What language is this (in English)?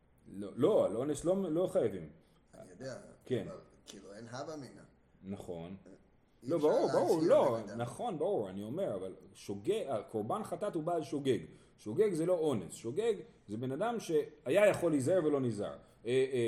Hebrew